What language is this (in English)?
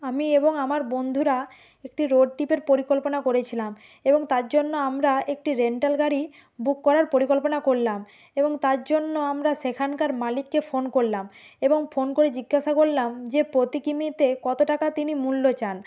Bangla